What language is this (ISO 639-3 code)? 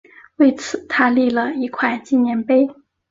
zho